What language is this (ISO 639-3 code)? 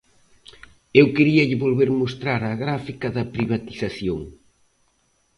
glg